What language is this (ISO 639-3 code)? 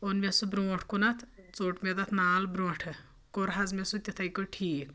kas